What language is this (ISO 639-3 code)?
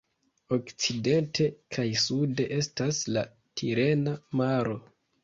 epo